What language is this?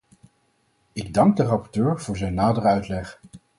Dutch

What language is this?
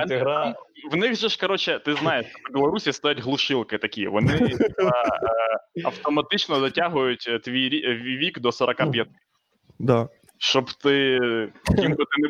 Ukrainian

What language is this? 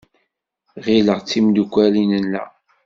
Kabyle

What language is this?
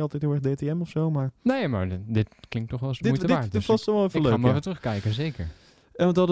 Dutch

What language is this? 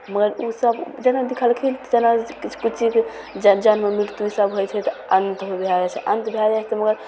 Maithili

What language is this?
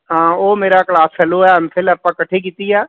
Punjabi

